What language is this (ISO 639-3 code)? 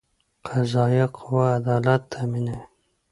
pus